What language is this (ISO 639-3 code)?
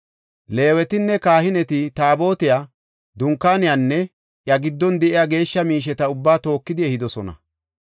gof